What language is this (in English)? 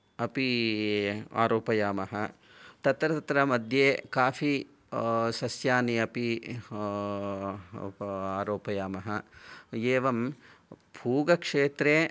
Sanskrit